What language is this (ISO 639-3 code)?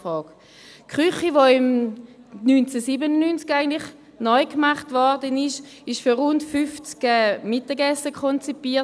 gsw